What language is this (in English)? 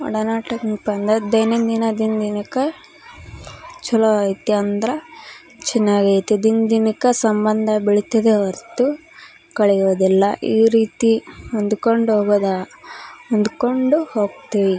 Kannada